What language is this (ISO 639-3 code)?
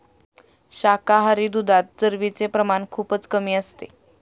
mar